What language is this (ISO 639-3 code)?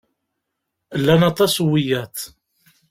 kab